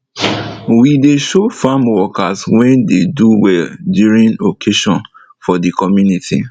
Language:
Nigerian Pidgin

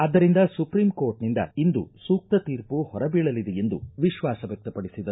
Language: Kannada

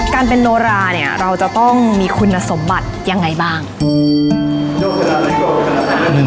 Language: Thai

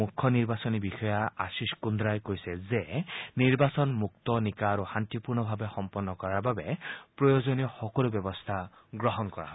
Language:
Assamese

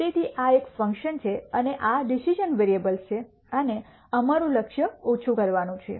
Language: Gujarati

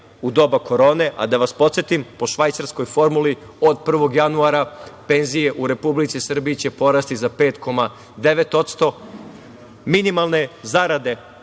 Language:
Serbian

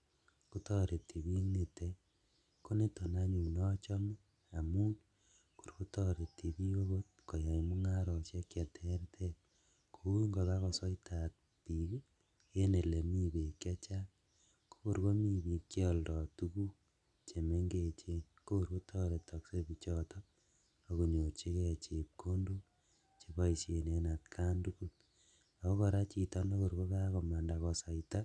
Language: Kalenjin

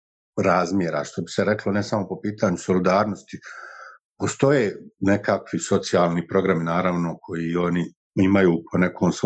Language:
Croatian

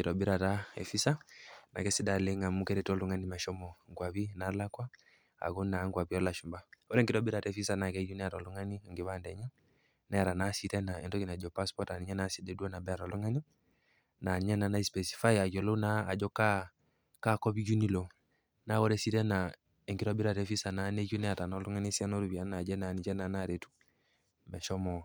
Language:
Masai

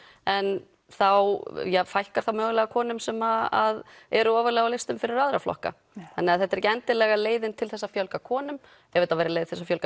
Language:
Icelandic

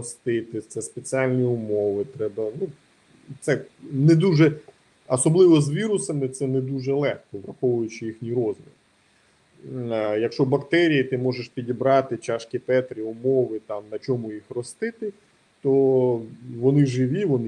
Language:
Ukrainian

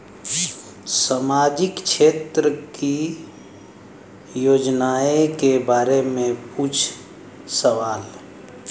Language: Bhojpuri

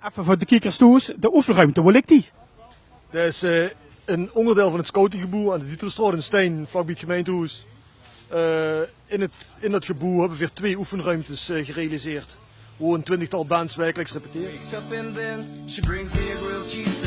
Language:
Dutch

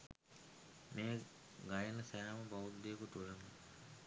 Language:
Sinhala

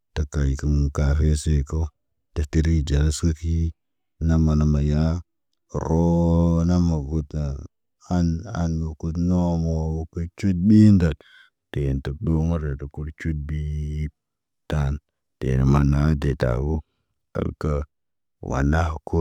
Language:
Naba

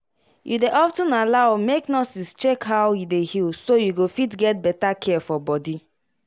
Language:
Nigerian Pidgin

